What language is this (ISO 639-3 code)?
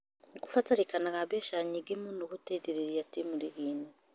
kik